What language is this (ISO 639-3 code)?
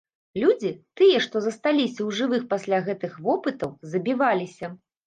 bel